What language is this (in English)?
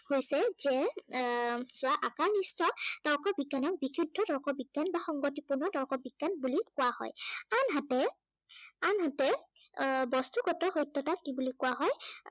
Assamese